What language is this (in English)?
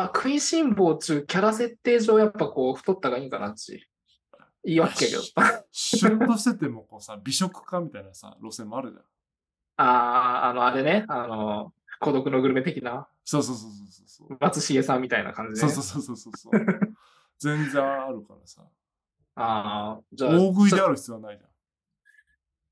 Japanese